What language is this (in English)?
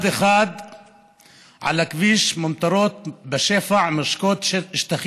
Hebrew